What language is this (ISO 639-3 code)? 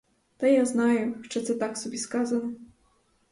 ukr